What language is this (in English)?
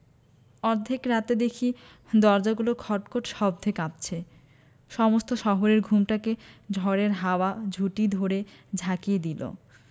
Bangla